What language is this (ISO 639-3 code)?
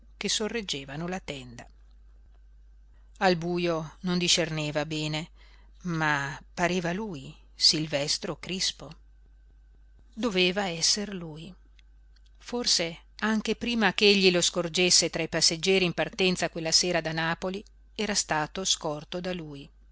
ita